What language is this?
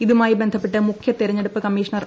Malayalam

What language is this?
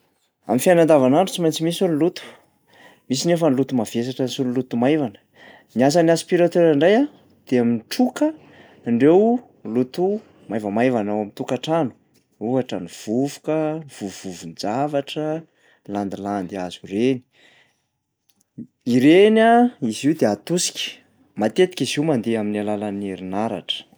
Malagasy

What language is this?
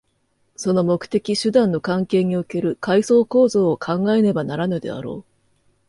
Japanese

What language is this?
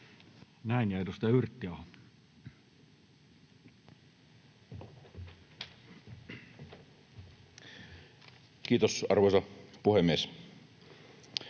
Finnish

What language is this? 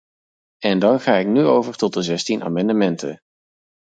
Dutch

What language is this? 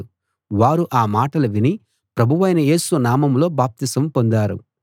Telugu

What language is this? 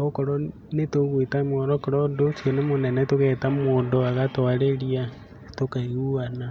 Kikuyu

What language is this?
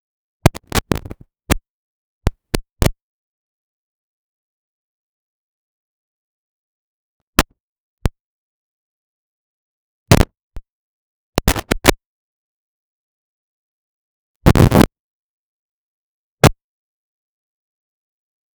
Mazaltepec Zapotec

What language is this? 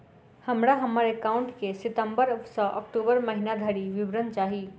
Maithili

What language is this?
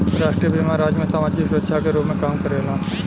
Bhojpuri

